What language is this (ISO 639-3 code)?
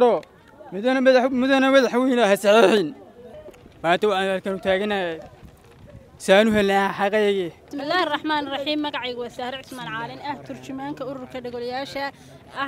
ara